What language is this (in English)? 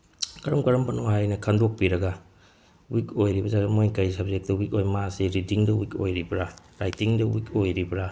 Manipuri